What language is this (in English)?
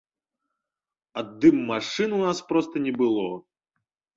Belarusian